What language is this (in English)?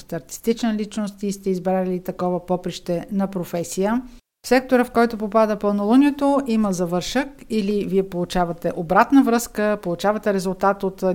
Bulgarian